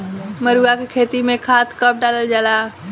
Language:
Bhojpuri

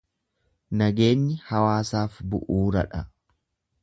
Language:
Oromo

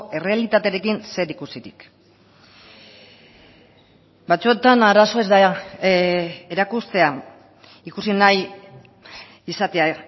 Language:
Basque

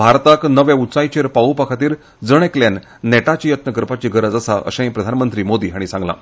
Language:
Konkani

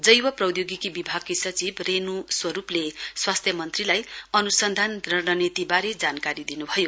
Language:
Nepali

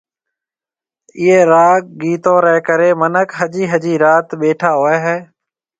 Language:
Marwari (Pakistan)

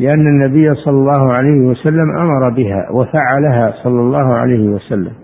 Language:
Arabic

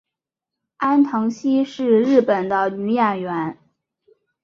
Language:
Chinese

